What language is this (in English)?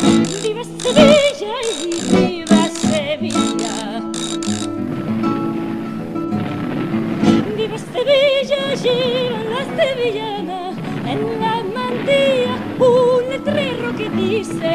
Romanian